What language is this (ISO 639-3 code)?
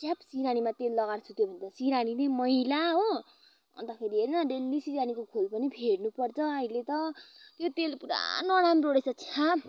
nep